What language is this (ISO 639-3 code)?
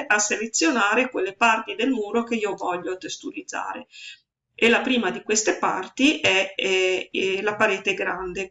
ita